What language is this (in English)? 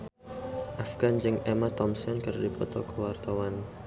Sundanese